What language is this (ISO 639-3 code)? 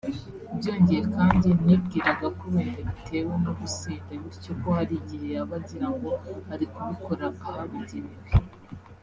kin